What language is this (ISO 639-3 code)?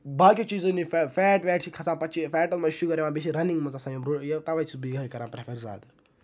kas